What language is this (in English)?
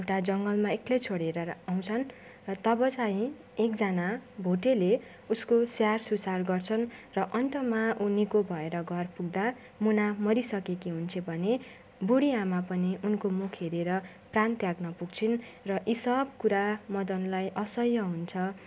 Nepali